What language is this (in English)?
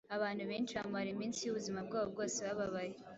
Kinyarwanda